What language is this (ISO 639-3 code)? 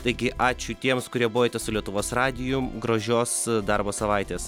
lit